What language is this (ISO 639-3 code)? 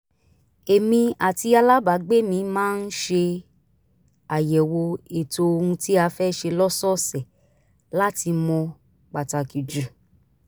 yor